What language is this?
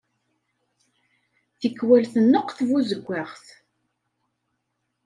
Kabyle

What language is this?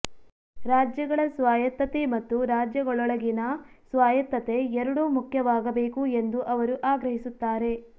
Kannada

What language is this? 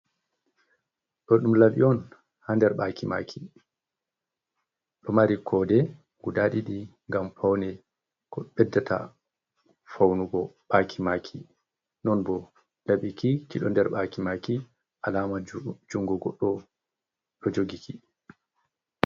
Fula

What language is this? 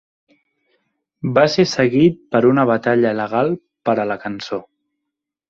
Catalan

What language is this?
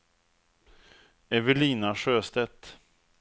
Swedish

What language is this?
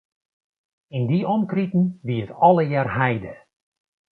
Western Frisian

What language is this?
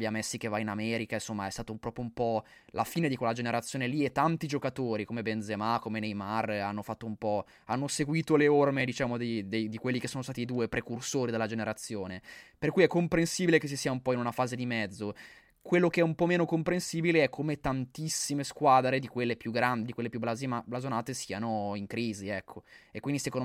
Italian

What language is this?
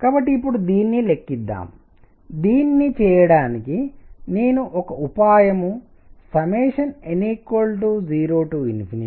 Telugu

